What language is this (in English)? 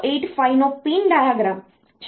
Gujarati